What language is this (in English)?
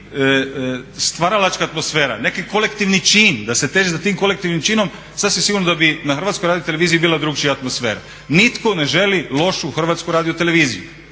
Croatian